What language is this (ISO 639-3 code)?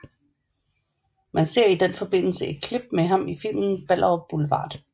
dan